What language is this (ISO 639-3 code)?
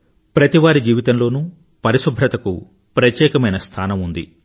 tel